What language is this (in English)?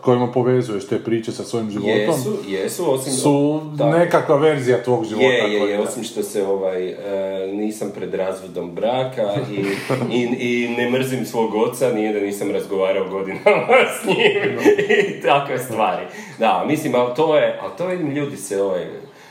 Croatian